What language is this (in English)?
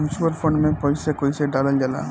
Bhojpuri